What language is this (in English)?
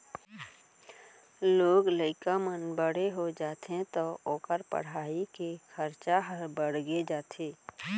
Chhattisgarhi